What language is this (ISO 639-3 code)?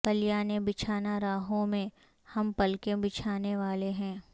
urd